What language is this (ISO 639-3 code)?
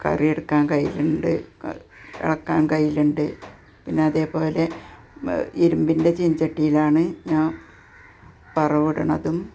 mal